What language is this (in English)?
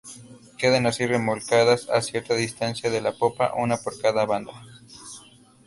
Spanish